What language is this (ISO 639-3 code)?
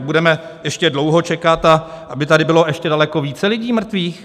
ces